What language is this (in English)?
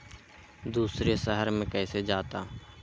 Magahi